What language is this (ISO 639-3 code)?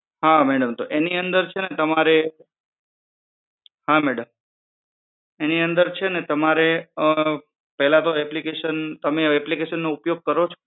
guj